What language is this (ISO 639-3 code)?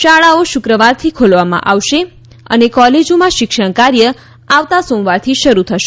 guj